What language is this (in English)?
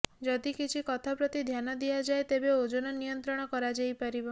Odia